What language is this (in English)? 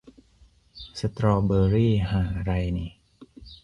Thai